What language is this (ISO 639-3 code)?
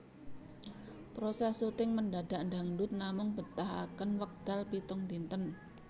jav